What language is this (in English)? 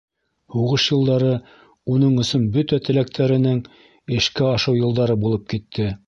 Bashkir